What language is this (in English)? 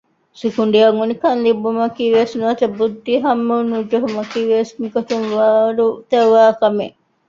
Divehi